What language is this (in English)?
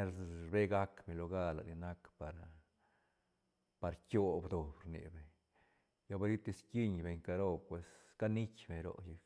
Santa Catarina Albarradas Zapotec